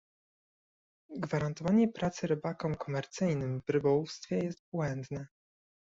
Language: Polish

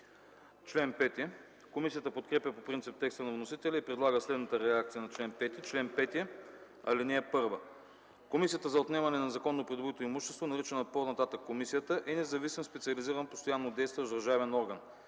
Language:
Bulgarian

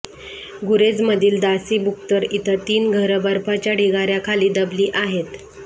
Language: Marathi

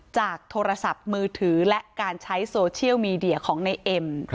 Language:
Thai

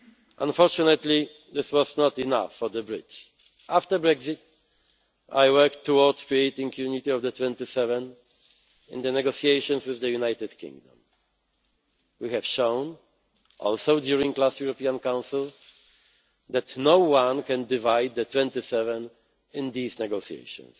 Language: English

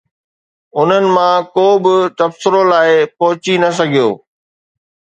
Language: Sindhi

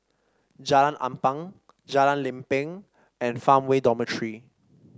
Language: English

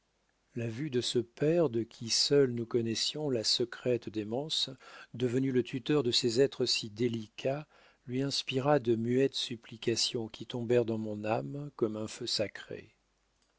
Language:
French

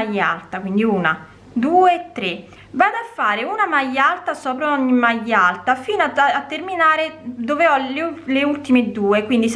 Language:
Italian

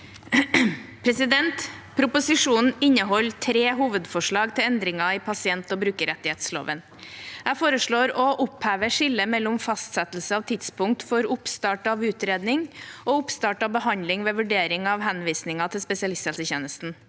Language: Norwegian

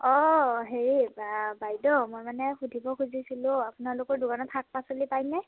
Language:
Assamese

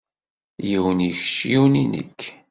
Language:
Kabyle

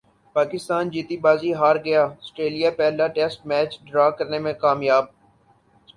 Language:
Urdu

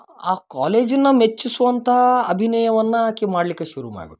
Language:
Kannada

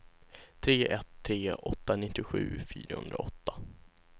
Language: Swedish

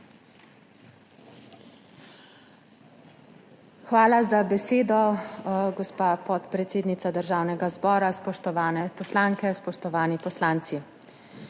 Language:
Slovenian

